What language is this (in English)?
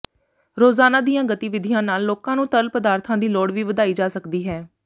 Punjabi